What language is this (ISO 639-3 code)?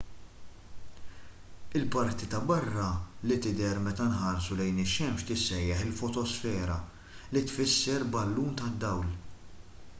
mlt